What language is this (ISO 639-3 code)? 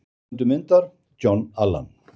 isl